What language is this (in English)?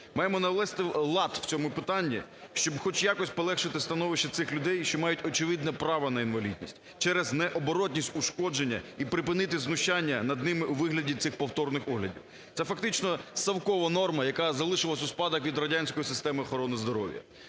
Ukrainian